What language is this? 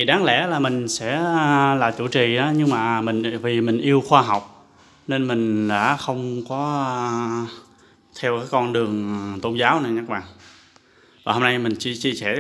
Vietnamese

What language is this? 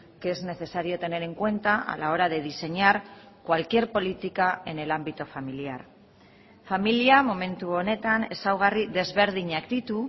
Spanish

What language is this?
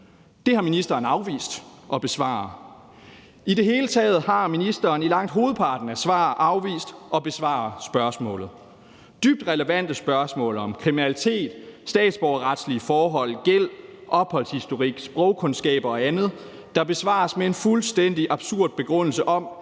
Danish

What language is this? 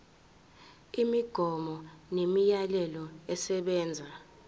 Zulu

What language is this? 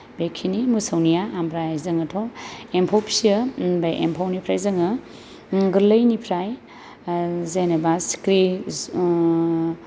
Bodo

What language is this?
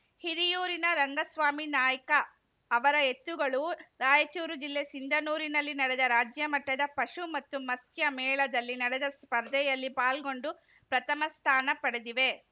Kannada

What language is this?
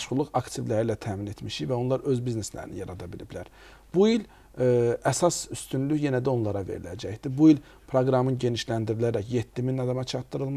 Arabic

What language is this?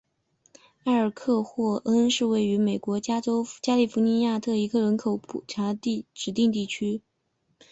Chinese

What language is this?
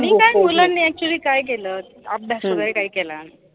Marathi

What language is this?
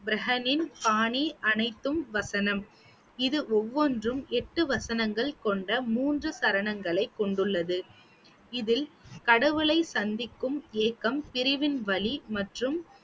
Tamil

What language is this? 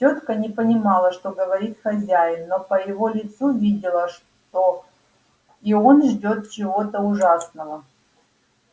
Russian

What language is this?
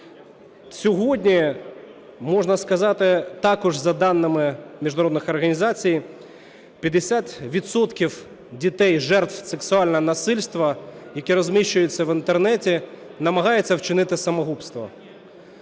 Ukrainian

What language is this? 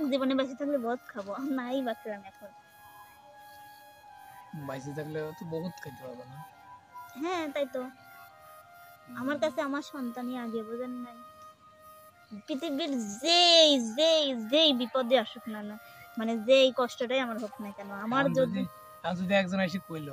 Arabic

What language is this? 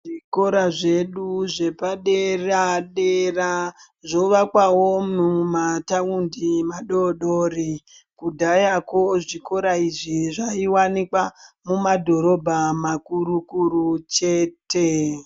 Ndau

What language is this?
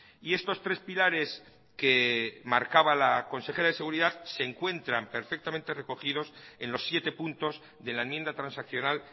Spanish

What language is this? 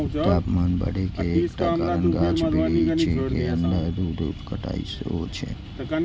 Maithili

